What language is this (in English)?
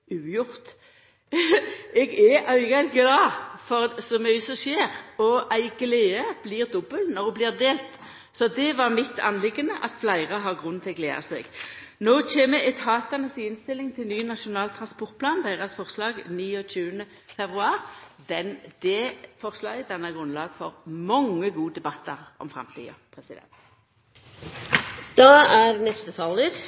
Norwegian Nynorsk